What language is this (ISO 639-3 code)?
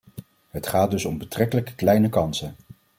nld